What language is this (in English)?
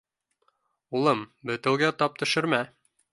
Bashkir